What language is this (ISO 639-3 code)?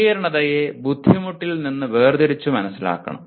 mal